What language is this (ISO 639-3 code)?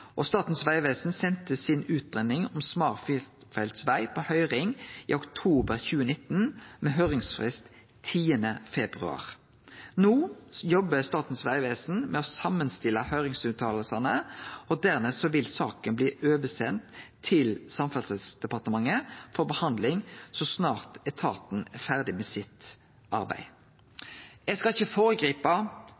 nno